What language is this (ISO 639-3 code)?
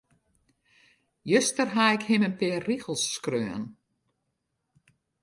fry